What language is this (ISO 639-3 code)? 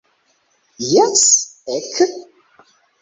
epo